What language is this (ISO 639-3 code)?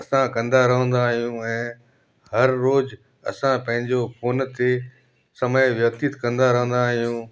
snd